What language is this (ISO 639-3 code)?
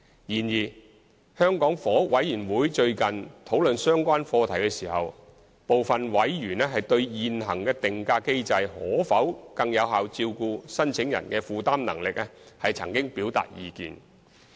yue